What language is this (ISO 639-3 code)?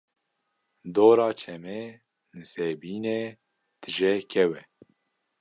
kur